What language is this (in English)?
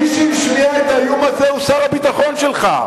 Hebrew